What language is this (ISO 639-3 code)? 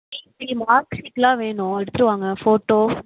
tam